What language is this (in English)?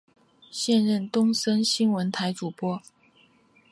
Chinese